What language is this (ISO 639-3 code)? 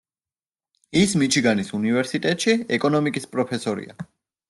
kat